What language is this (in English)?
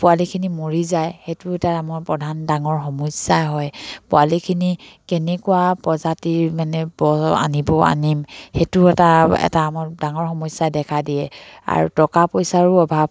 Assamese